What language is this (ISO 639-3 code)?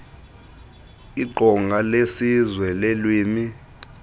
xho